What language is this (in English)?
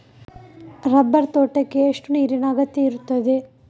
Kannada